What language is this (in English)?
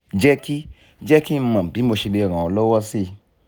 Yoruba